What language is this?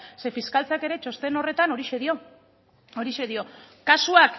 Basque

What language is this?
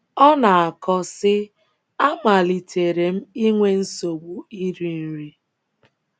Igbo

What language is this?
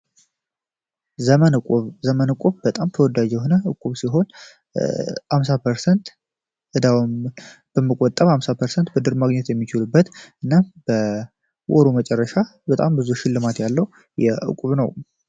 Amharic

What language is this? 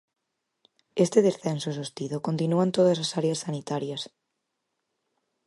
Galician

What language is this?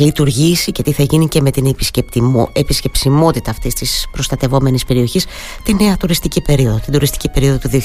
Greek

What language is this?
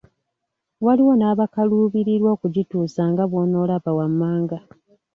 Ganda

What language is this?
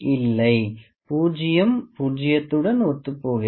Tamil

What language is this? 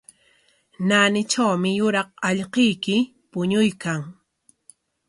Corongo Ancash Quechua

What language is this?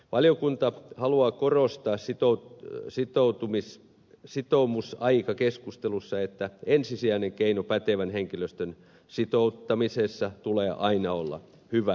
Finnish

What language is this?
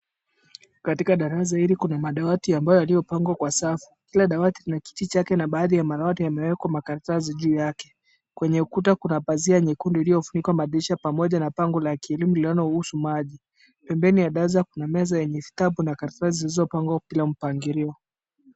Swahili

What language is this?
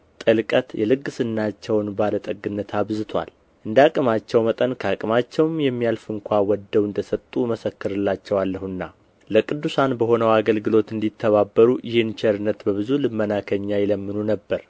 Amharic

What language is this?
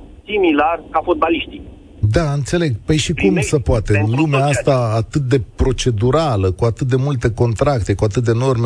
Romanian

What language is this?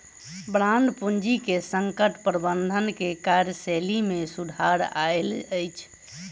Maithili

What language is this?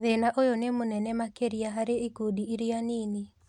Kikuyu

